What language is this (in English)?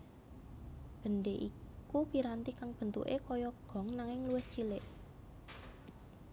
Javanese